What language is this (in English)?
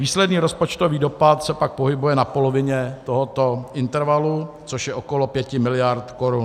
Czech